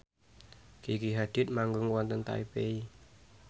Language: Javanese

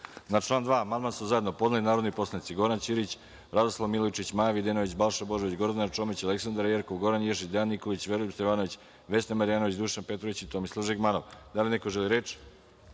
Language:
Serbian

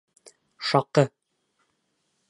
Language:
Bashkir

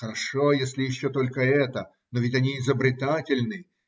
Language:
Russian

